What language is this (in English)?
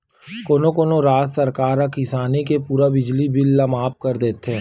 Chhattisgarhi